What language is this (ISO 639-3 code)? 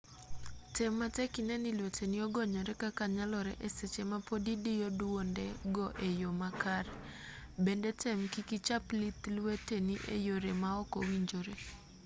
luo